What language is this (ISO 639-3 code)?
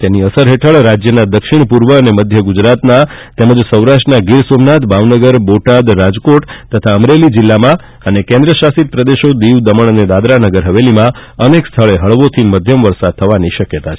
guj